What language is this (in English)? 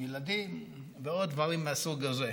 Hebrew